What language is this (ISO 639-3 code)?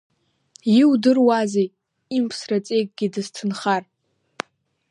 abk